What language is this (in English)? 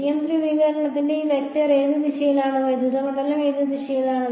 Malayalam